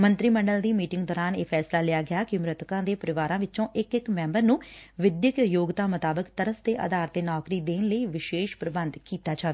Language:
Punjabi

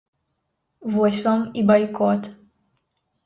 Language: Belarusian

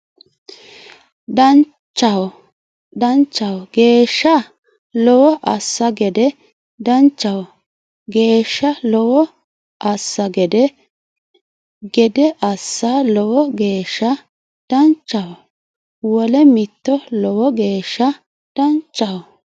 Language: Sidamo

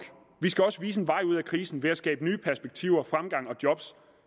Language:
Danish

